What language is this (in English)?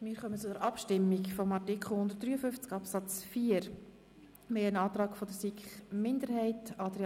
Swiss German